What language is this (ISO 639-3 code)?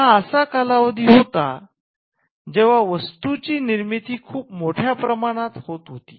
mar